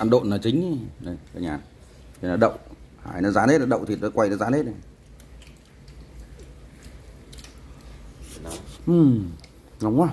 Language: Vietnamese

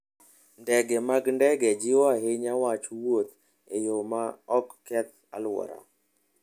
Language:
Luo (Kenya and Tanzania)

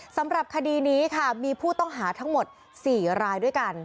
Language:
Thai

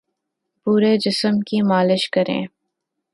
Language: Urdu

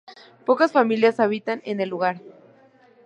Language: Spanish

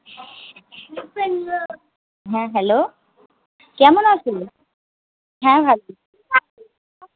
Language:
Bangla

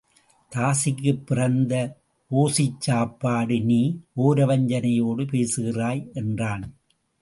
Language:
Tamil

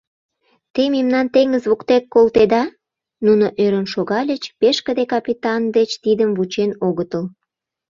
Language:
Mari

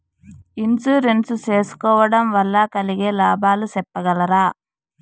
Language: Telugu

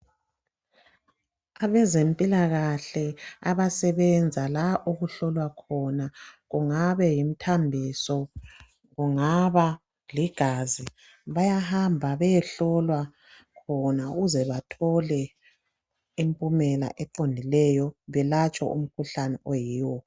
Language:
North Ndebele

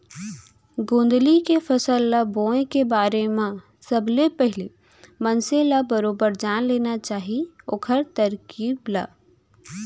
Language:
Chhattisgarhi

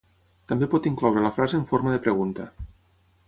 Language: Catalan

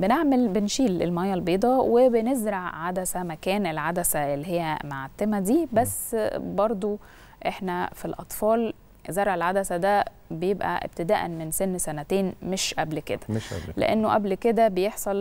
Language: Arabic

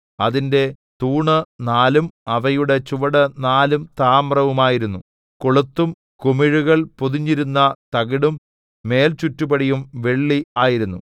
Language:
Malayalam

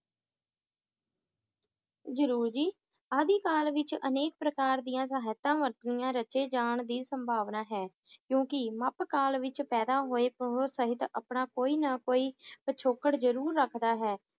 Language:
Punjabi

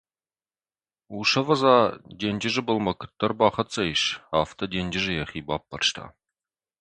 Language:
Ossetic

